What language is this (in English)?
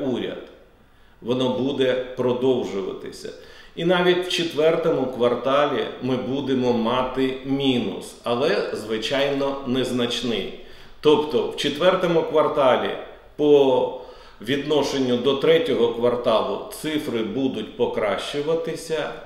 Ukrainian